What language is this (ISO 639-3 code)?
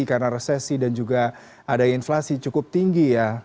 ind